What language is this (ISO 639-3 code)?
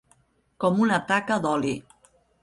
cat